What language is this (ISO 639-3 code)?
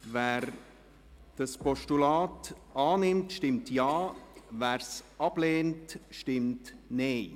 gsw